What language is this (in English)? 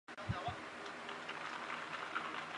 Chinese